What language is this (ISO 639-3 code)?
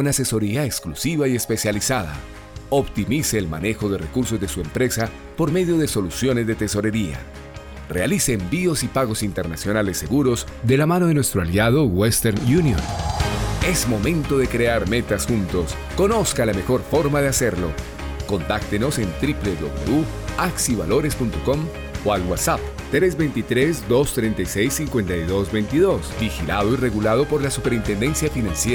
spa